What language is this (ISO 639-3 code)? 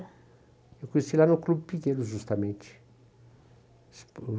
por